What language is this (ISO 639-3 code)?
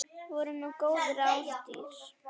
isl